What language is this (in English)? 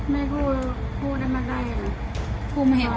Thai